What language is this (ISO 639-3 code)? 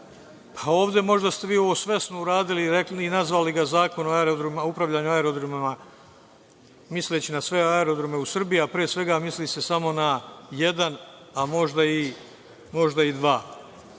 srp